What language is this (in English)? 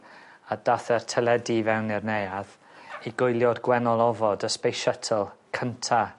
Welsh